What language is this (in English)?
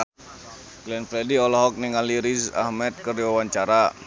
Sundanese